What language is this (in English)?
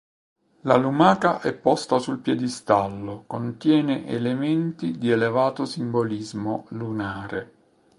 Italian